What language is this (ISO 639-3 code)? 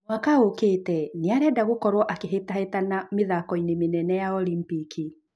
kik